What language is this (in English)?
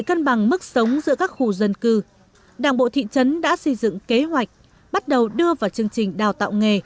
Vietnamese